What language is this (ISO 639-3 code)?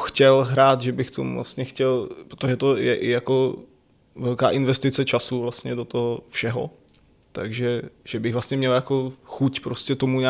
ces